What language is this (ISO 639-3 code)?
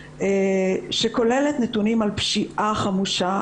heb